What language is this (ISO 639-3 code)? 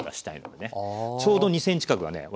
jpn